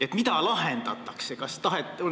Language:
Estonian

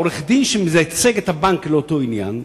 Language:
Hebrew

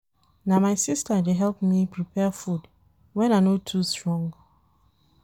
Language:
Nigerian Pidgin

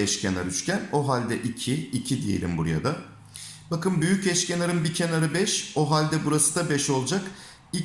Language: Turkish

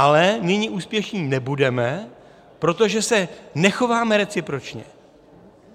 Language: Czech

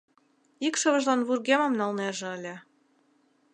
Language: Mari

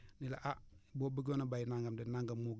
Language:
Wolof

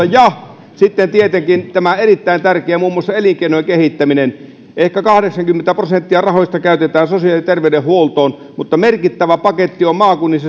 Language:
Finnish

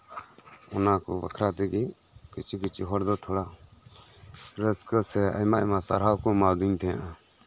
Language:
Santali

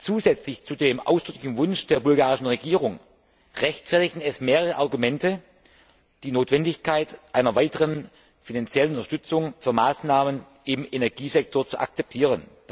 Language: German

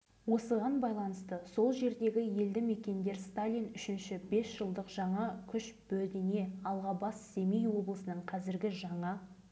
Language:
Kazakh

